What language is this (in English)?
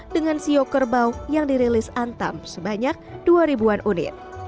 Indonesian